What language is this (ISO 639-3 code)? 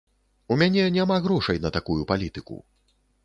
bel